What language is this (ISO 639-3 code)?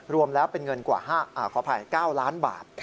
tha